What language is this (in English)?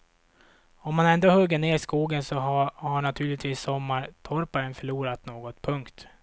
Swedish